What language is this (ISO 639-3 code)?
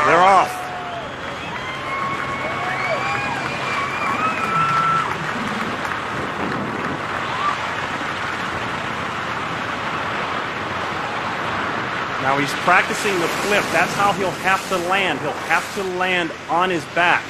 eng